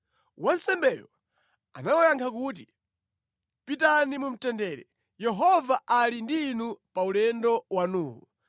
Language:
Nyanja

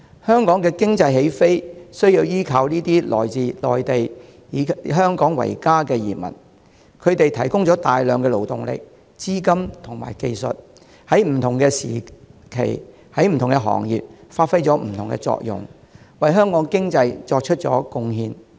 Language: Cantonese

